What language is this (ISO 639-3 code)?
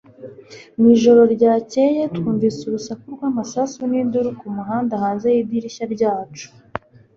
kin